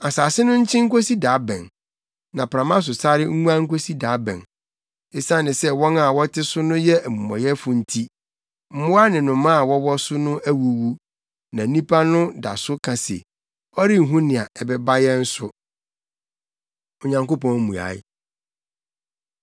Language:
Akan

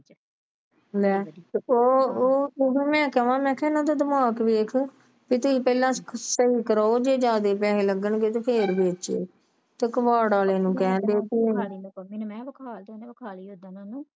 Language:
Punjabi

